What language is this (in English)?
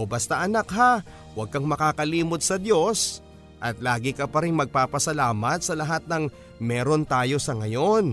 Filipino